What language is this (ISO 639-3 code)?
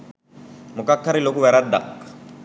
sin